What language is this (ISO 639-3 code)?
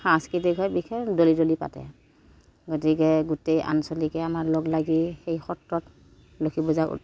asm